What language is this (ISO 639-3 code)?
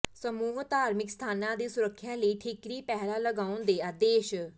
pan